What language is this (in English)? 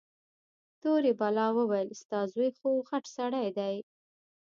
Pashto